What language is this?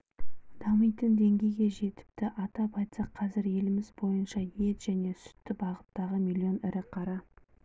Kazakh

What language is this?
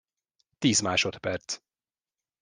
Hungarian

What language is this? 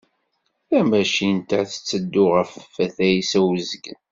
Kabyle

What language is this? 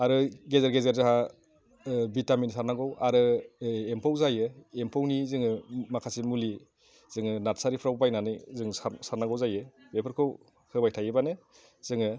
Bodo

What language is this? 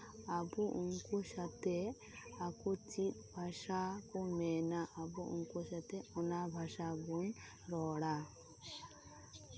Santali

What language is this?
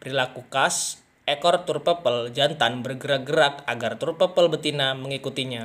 Indonesian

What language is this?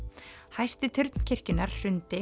Icelandic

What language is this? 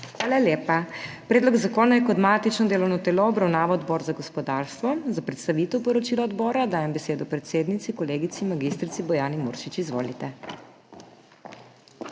Slovenian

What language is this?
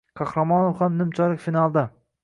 Uzbek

